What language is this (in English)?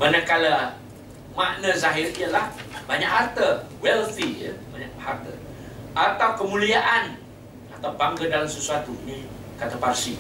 Malay